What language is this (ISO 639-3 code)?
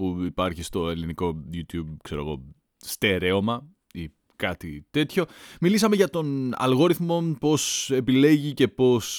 ell